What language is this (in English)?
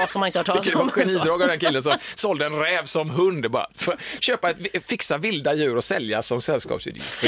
Swedish